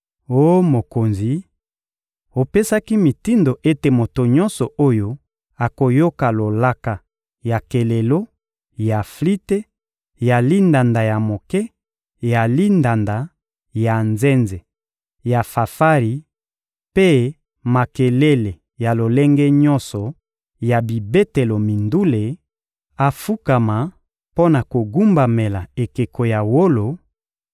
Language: Lingala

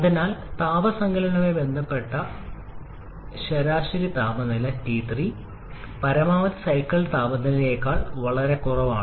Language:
Malayalam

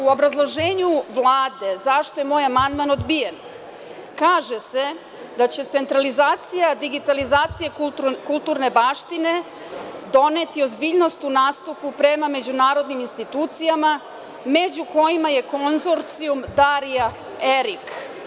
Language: Serbian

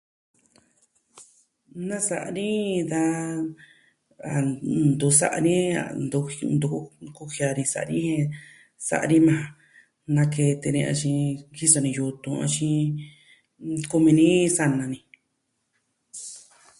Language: Southwestern Tlaxiaco Mixtec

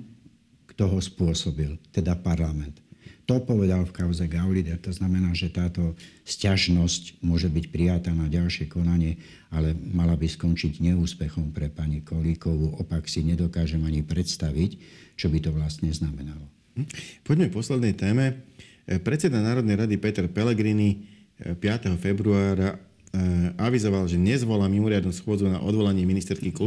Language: Slovak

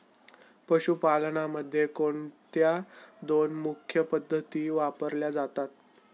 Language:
Marathi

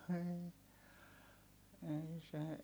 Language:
Finnish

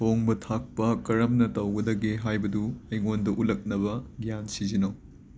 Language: Manipuri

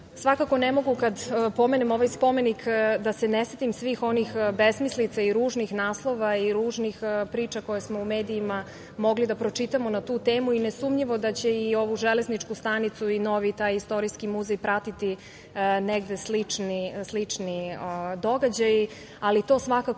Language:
Serbian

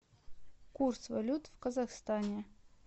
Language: Russian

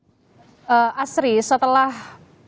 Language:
Indonesian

